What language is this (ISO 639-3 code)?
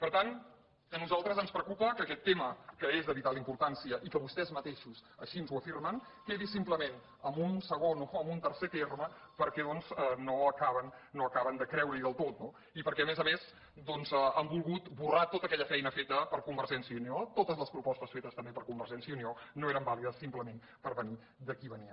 cat